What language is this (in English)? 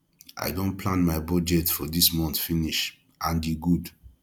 Nigerian Pidgin